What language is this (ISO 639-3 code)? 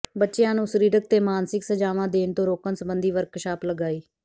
pan